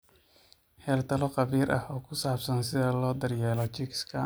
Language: Somali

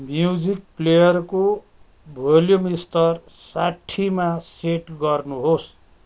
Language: Nepali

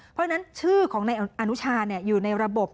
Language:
Thai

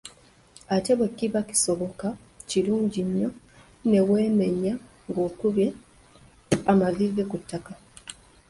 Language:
Ganda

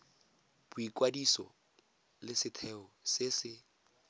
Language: Tswana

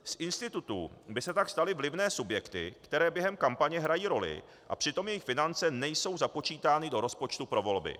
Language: Czech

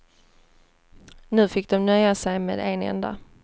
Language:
Swedish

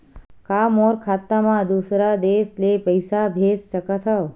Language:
Chhattisgarhi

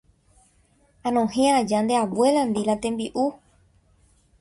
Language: Guarani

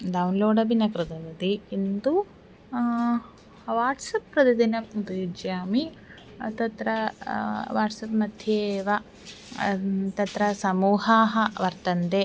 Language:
Sanskrit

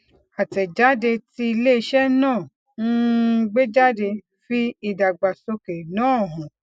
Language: Yoruba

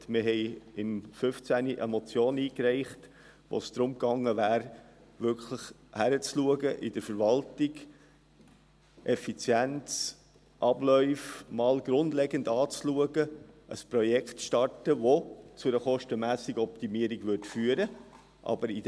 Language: Swiss German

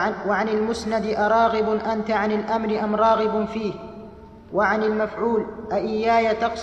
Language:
Arabic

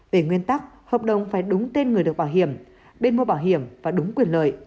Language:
Vietnamese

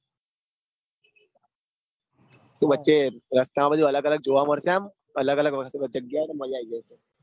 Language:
Gujarati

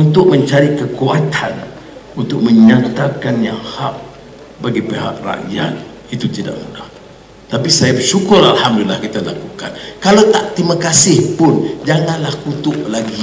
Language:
Malay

